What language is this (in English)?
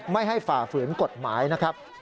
Thai